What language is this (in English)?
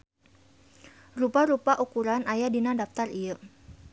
Sundanese